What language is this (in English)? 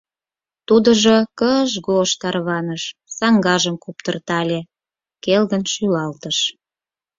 Mari